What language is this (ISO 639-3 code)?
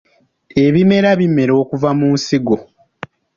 lug